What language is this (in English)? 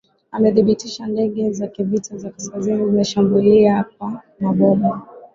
Swahili